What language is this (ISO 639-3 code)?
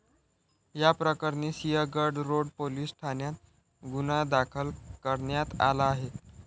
mar